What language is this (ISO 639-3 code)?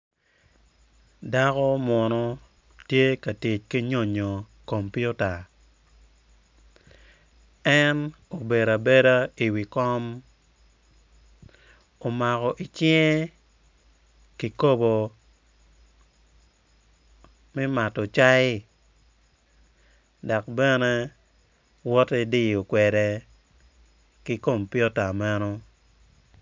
ach